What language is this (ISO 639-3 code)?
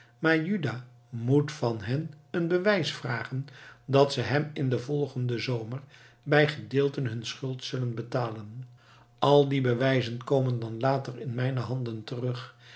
nld